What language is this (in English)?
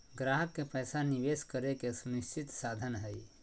Magahi